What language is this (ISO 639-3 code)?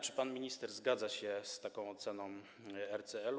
pol